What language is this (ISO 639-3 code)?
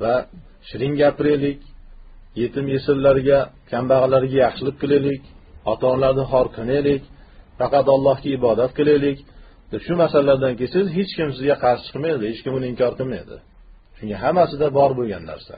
tur